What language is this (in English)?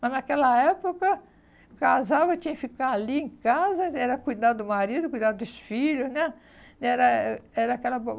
Portuguese